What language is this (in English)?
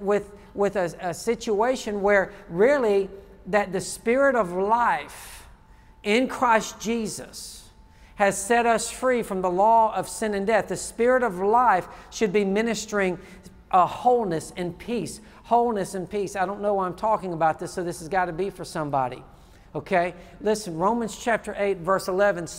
English